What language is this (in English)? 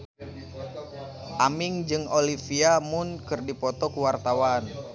Sundanese